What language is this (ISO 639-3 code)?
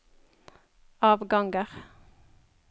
nor